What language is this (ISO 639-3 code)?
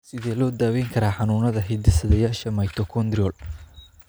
som